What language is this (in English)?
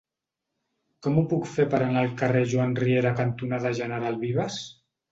Catalan